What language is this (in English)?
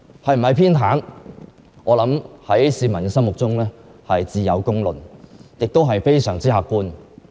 Cantonese